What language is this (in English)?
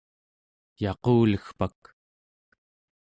Central Yupik